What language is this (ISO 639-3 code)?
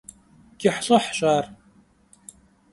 kbd